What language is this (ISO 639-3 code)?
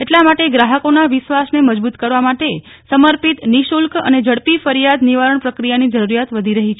guj